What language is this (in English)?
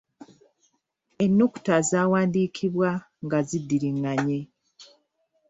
Ganda